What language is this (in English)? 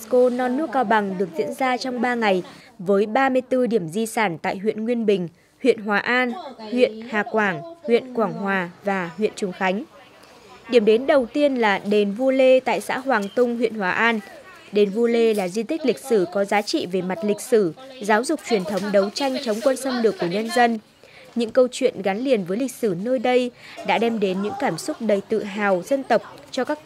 Vietnamese